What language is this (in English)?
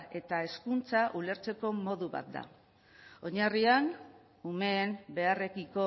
Basque